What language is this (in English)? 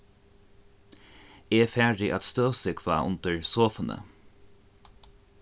Faroese